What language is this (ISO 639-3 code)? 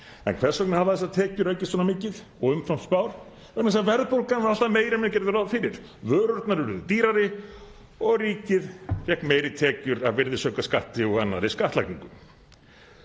isl